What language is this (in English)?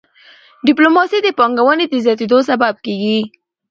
Pashto